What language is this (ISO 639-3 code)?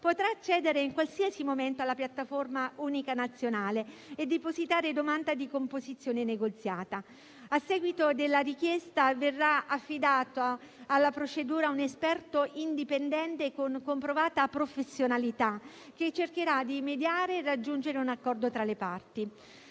ita